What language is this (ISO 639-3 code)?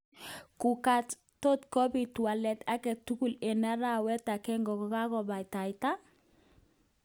kln